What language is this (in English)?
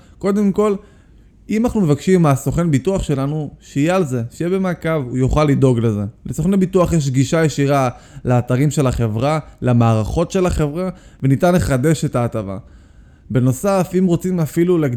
Hebrew